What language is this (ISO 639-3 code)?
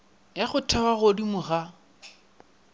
nso